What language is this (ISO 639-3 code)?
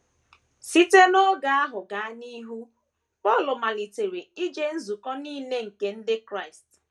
ibo